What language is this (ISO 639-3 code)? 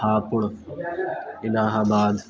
urd